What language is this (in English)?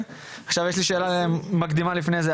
Hebrew